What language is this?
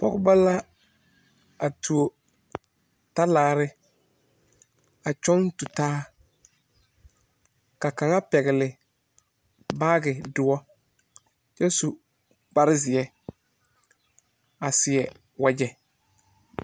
Southern Dagaare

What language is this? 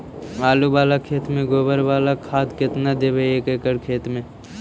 Magahi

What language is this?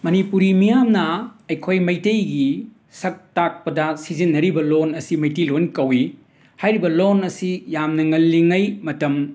Manipuri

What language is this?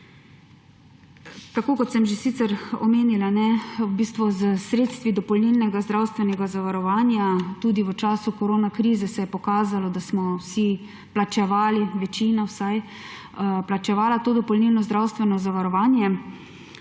Slovenian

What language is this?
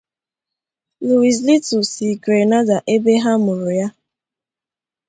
Igbo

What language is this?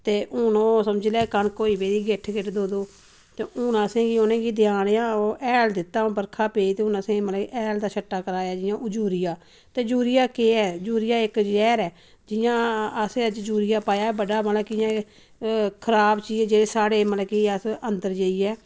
Dogri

